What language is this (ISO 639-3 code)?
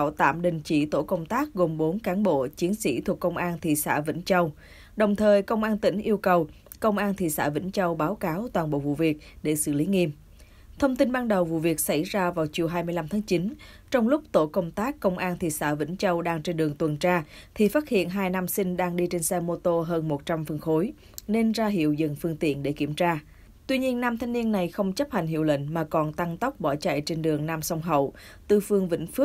vie